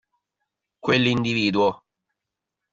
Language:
Italian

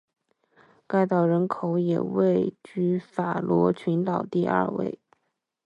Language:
Chinese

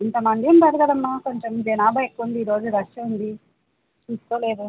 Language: Telugu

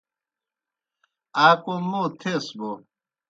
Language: Kohistani Shina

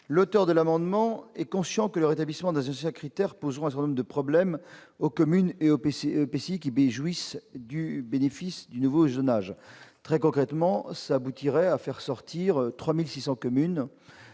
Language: French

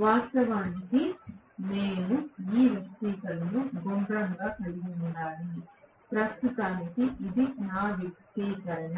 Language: Telugu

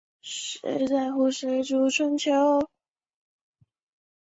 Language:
Chinese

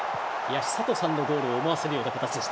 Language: Japanese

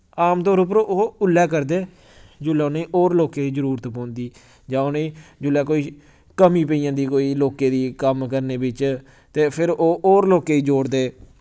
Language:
Dogri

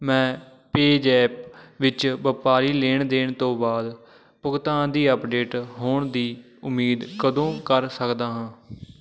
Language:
Punjabi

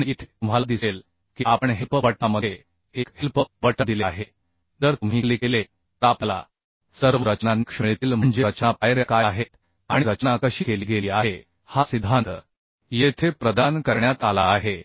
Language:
Marathi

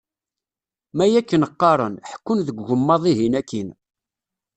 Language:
Kabyle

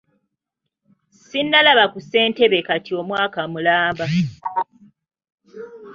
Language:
Ganda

